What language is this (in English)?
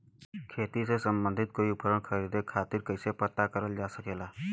Bhojpuri